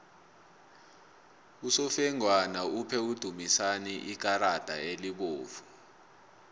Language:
South Ndebele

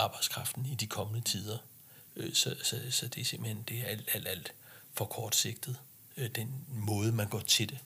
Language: Danish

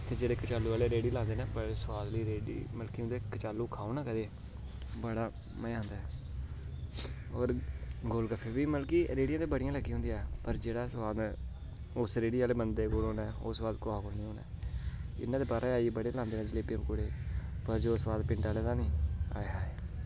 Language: Dogri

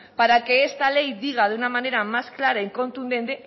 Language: Spanish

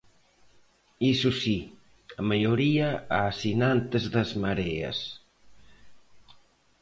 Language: Galician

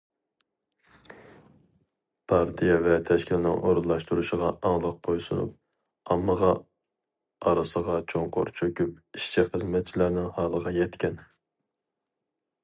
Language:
Uyghur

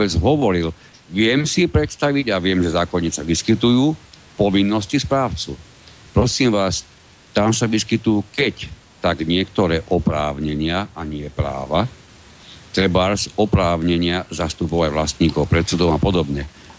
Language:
Slovak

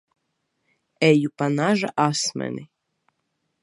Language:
Latvian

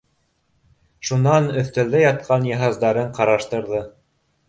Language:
Bashkir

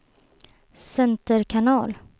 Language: Swedish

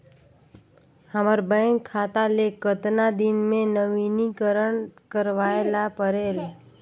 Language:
Chhattisgarhi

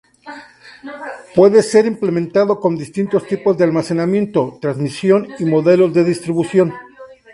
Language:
Spanish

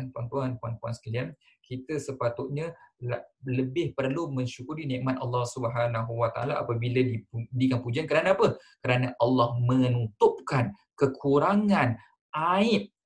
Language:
Malay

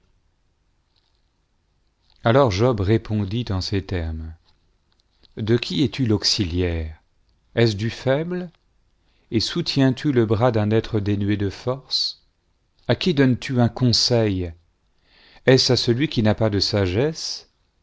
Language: French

